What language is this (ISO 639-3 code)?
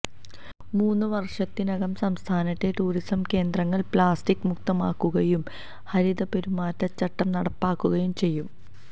mal